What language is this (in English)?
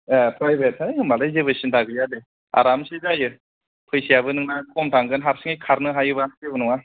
Bodo